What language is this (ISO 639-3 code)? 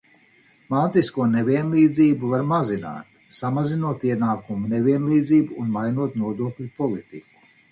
lav